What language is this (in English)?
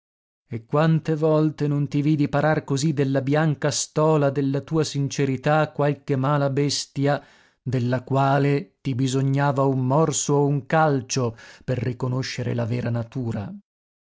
Italian